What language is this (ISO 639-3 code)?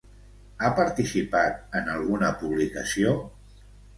cat